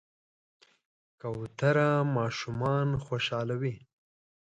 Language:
Pashto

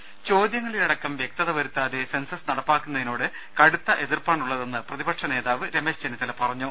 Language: Malayalam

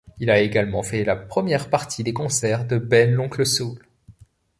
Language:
French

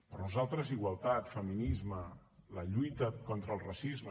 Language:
Catalan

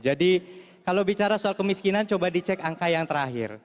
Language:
Indonesian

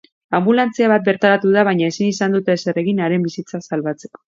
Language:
Basque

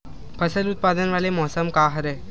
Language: Chhattisgarhi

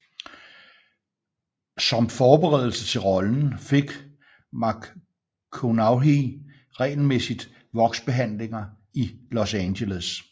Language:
Danish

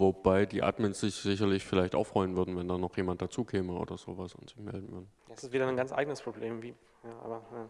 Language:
German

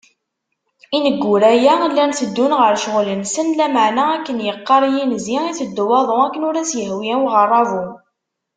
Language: Kabyle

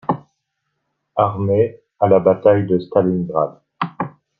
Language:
French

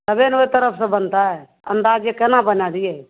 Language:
Maithili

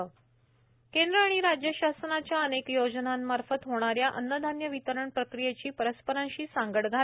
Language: Marathi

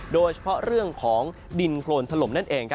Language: Thai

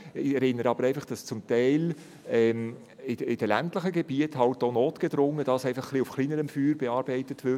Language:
Swiss German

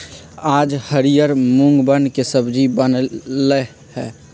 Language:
Magahi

